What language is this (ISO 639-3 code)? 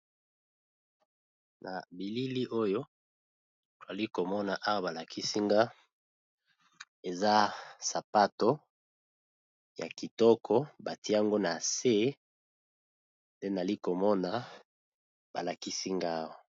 lin